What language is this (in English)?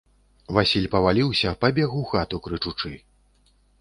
Belarusian